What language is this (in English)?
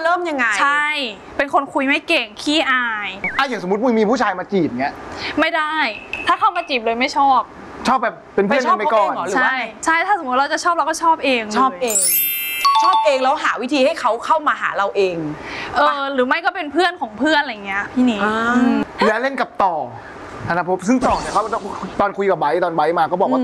Thai